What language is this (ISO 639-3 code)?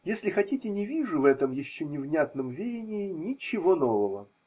rus